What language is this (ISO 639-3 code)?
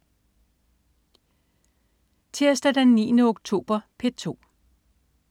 dan